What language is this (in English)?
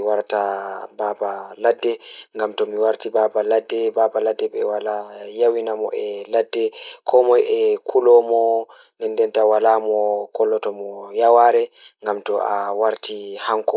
Fula